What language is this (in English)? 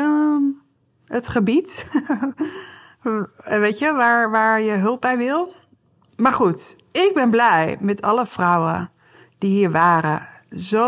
Dutch